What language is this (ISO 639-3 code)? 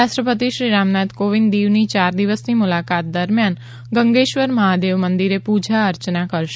guj